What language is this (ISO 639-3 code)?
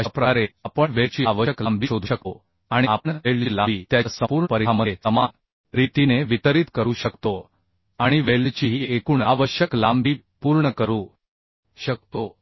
mar